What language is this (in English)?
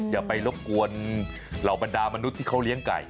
Thai